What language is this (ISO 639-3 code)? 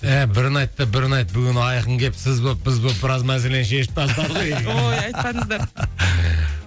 kaz